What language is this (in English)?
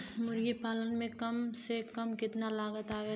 Bhojpuri